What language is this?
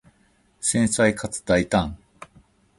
Japanese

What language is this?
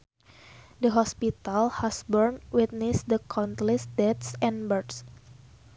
Sundanese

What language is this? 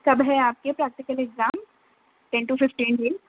Urdu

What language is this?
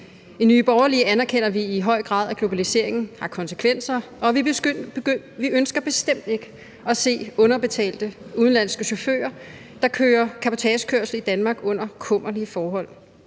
Danish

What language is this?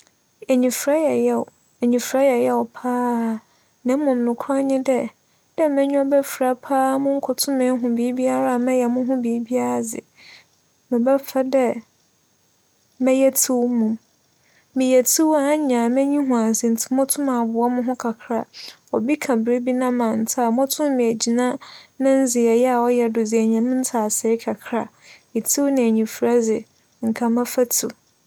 Akan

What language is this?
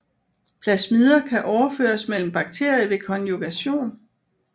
Danish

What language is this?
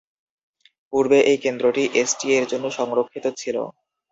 Bangla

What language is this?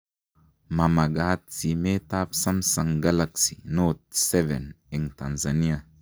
Kalenjin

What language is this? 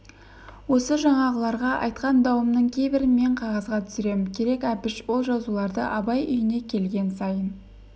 Kazakh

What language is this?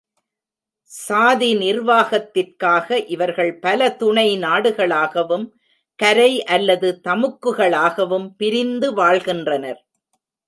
Tamil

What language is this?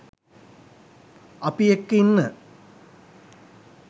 Sinhala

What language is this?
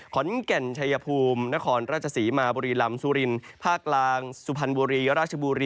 Thai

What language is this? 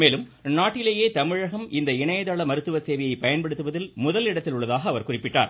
Tamil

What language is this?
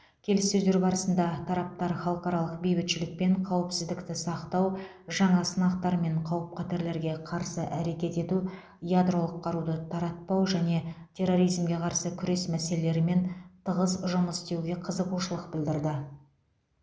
Kazakh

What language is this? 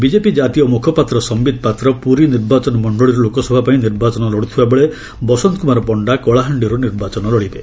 Odia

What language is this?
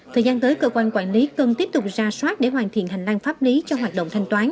Vietnamese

